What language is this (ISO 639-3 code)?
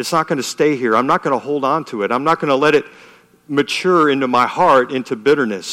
eng